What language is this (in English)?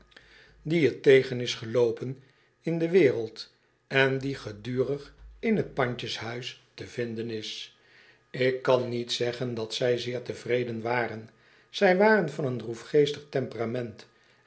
Dutch